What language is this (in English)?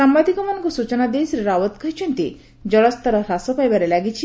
Odia